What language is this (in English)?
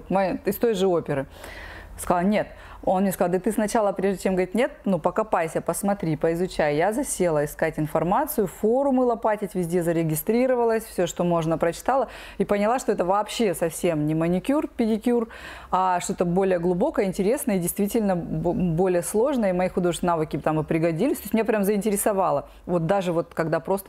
Russian